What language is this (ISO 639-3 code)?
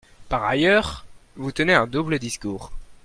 fra